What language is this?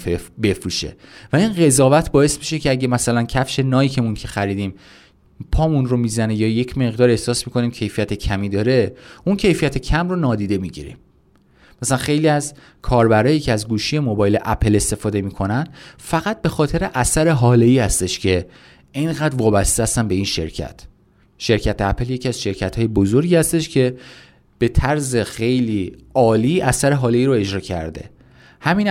Persian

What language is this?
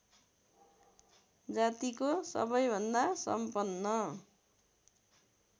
Nepali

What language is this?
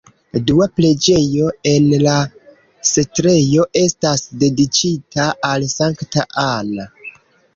Esperanto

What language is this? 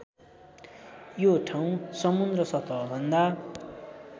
Nepali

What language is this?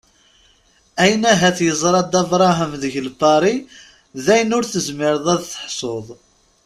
Kabyle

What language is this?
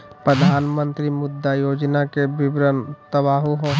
Magahi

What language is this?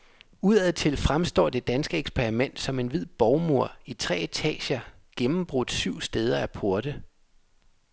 Danish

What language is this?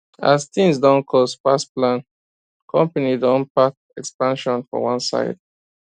Nigerian Pidgin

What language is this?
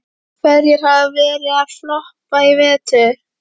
Icelandic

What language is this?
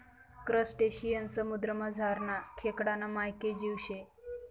Marathi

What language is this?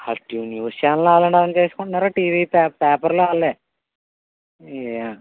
Telugu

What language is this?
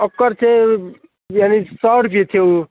Maithili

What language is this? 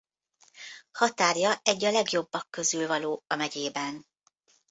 Hungarian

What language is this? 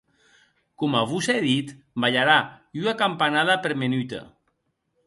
Occitan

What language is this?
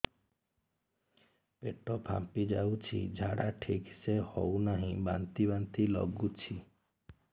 Odia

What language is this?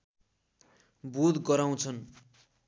Nepali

